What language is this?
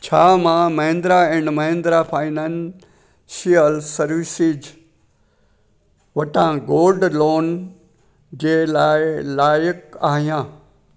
Sindhi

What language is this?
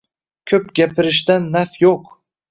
Uzbek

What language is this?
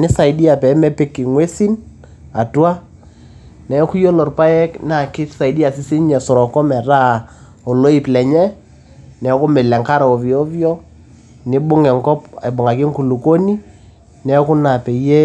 Masai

